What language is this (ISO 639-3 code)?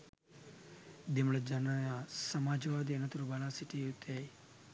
sin